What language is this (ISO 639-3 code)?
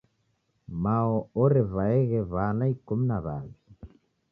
dav